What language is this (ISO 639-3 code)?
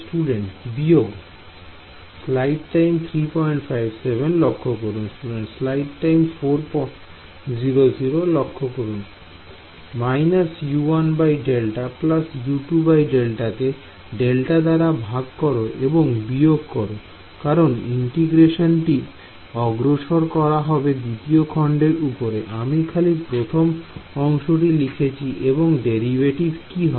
ben